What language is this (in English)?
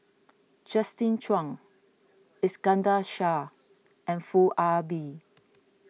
English